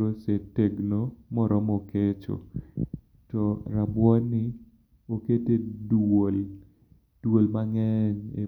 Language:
Luo (Kenya and Tanzania)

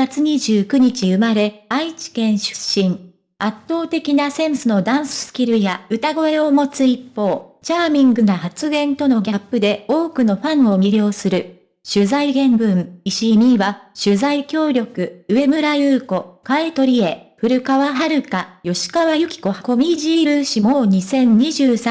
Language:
Japanese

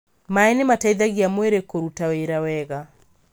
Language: Kikuyu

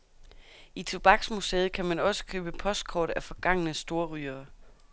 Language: Danish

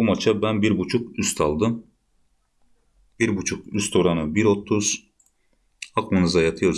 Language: Turkish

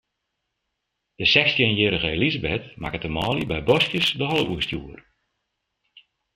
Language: Western Frisian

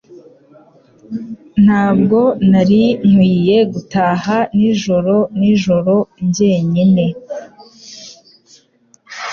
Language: Kinyarwanda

